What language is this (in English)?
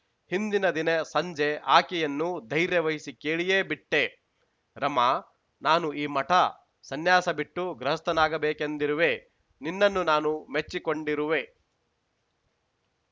Kannada